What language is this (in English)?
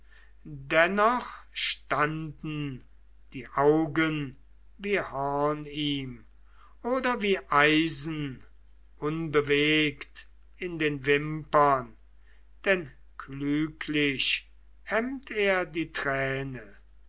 German